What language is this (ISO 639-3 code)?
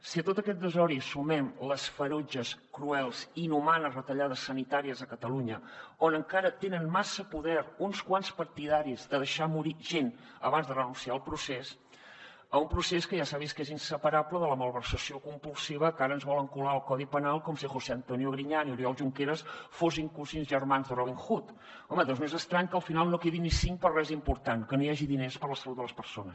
cat